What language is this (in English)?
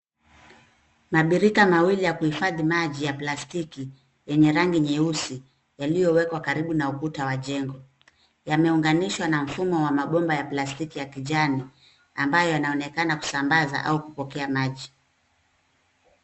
Swahili